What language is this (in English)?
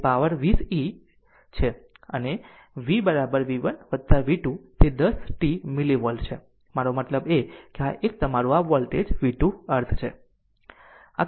Gujarati